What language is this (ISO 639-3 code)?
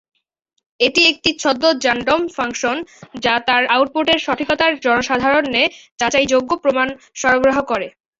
ben